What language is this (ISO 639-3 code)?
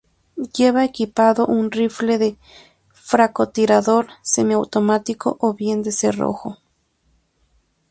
spa